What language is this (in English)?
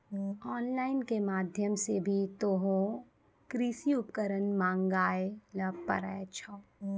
Maithili